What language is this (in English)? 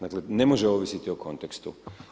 Croatian